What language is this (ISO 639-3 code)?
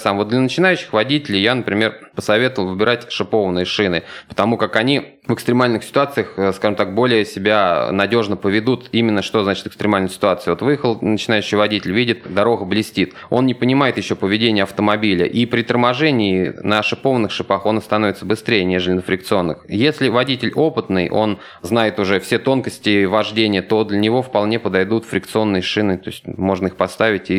rus